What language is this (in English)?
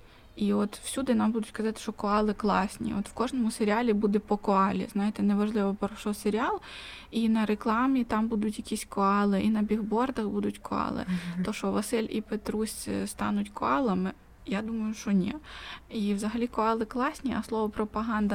Ukrainian